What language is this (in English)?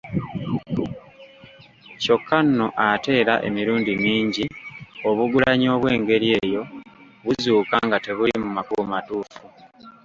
Ganda